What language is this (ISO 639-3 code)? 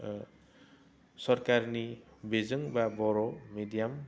brx